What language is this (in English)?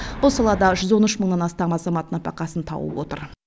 Kazakh